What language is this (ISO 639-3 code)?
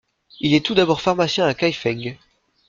fra